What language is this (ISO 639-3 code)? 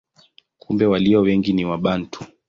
swa